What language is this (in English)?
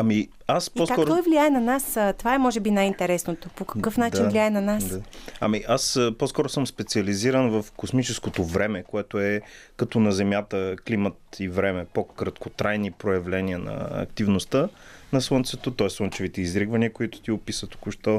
Bulgarian